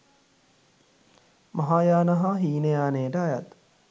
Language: Sinhala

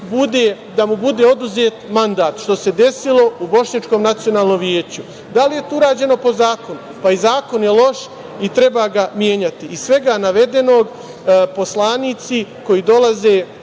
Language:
Serbian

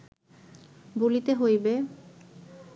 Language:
Bangla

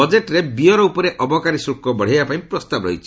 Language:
Odia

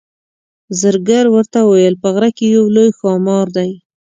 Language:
Pashto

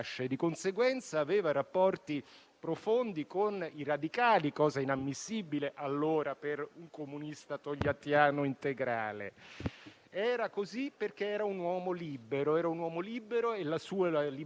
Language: Italian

